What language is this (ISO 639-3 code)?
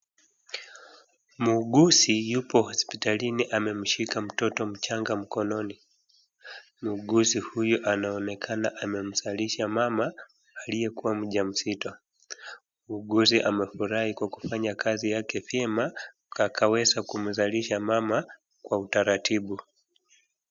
swa